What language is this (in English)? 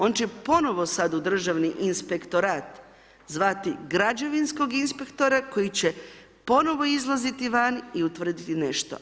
Croatian